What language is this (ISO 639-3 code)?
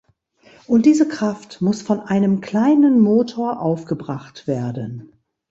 deu